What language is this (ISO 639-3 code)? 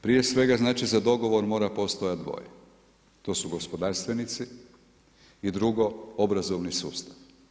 hrv